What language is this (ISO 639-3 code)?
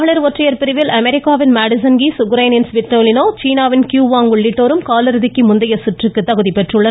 tam